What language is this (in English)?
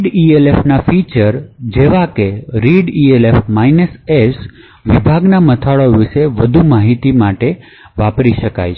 Gujarati